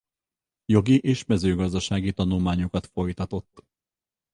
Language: Hungarian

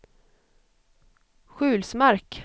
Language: Swedish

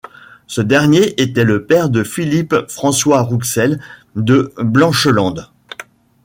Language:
French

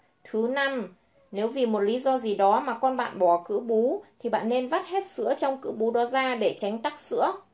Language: Vietnamese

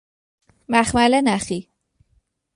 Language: Persian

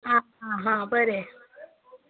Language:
Konkani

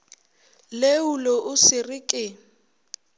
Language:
Northern Sotho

